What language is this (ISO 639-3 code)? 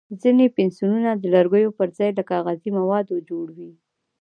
pus